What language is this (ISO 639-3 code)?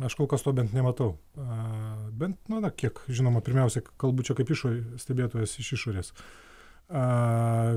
lit